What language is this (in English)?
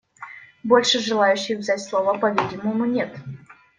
Russian